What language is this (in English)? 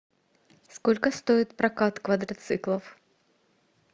Russian